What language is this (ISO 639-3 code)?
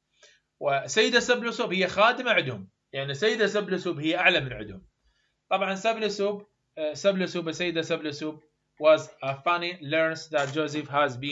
ara